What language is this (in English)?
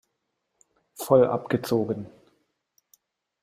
German